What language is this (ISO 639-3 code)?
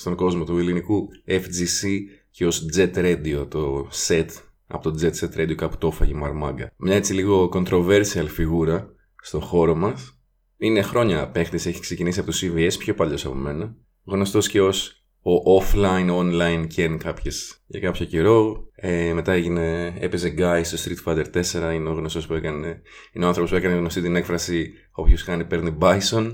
ell